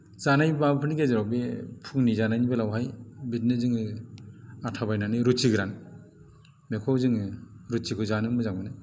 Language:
Bodo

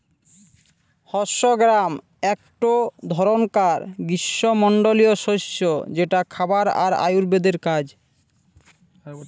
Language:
Bangla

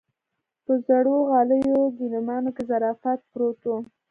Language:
Pashto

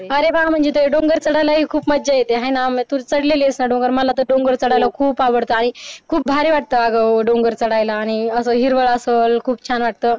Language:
Marathi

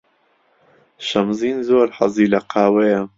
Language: Central Kurdish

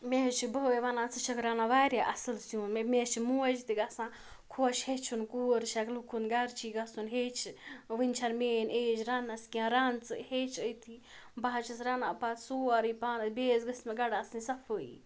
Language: Kashmiri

